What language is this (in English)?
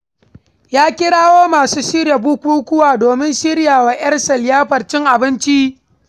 Hausa